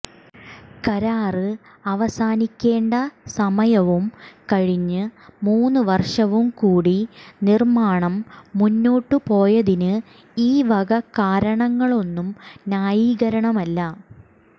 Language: Malayalam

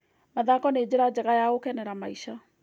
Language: Kikuyu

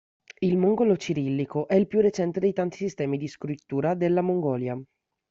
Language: Italian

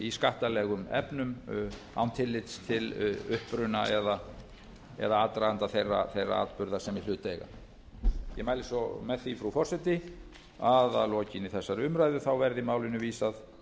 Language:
Icelandic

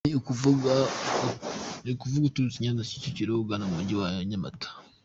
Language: Kinyarwanda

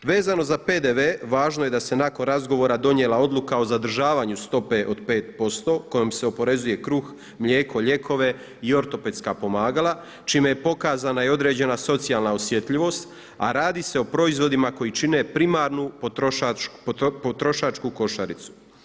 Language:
Croatian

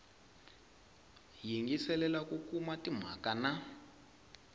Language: Tsonga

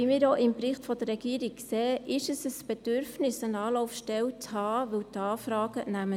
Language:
Swiss German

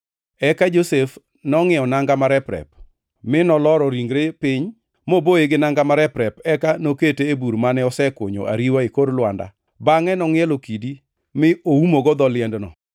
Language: Luo (Kenya and Tanzania)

